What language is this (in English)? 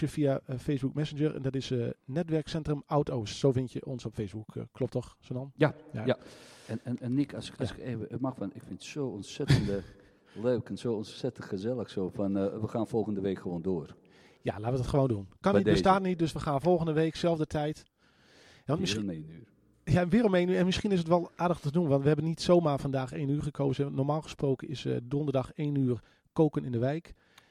Dutch